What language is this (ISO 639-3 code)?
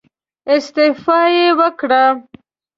pus